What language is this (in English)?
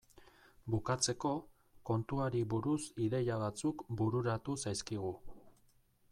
Basque